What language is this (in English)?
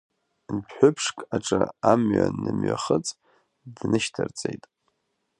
Abkhazian